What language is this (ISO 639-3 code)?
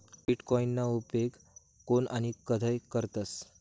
mar